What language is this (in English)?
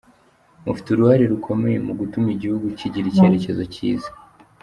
Kinyarwanda